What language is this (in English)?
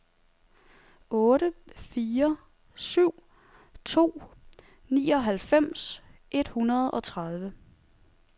Danish